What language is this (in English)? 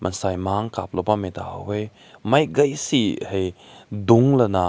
Rongmei Naga